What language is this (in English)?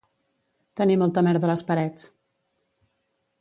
Catalan